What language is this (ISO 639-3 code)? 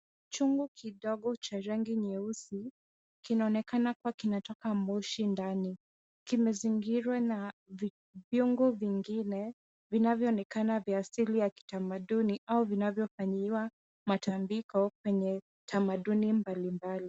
swa